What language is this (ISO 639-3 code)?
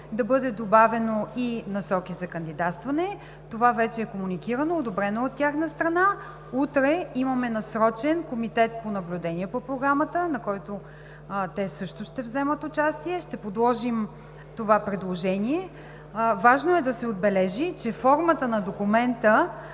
bul